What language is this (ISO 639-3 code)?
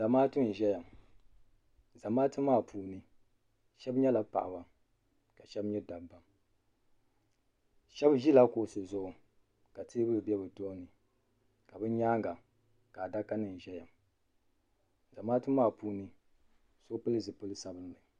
dag